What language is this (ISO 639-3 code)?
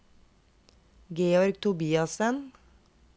nor